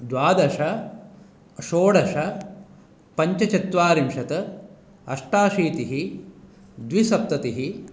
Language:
Sanskrit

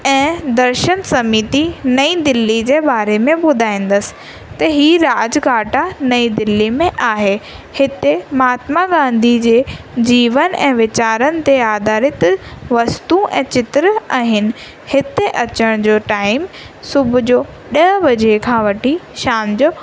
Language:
Sindhi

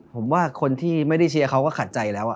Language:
Thai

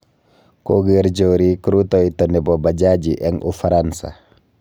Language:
Kalenjin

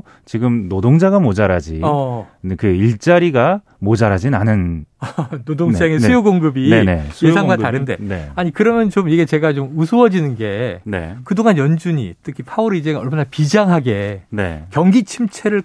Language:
Korean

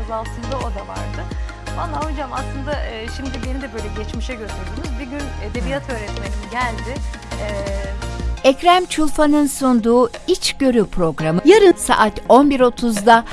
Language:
Turkish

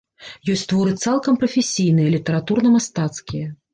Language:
Belarusian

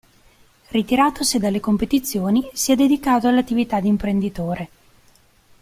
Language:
Italian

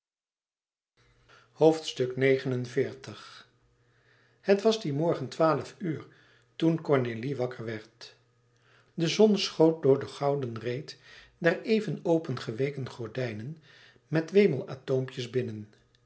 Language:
Dutch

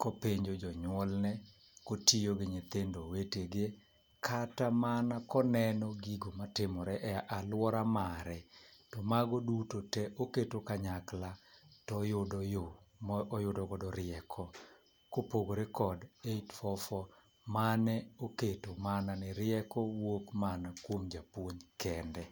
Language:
Luo (Kenya and Tanzania)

